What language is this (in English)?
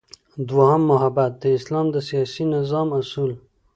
Pashto